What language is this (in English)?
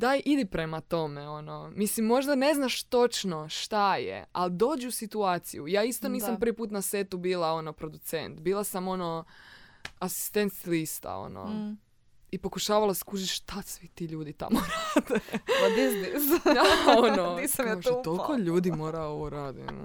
Croatian